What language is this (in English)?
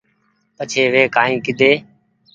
Goaria